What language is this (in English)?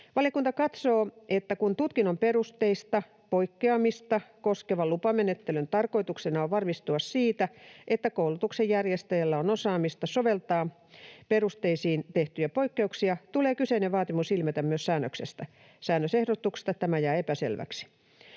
Finnish